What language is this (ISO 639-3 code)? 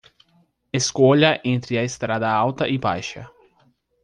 por